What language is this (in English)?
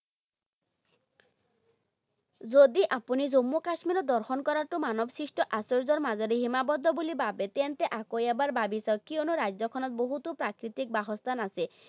Assamese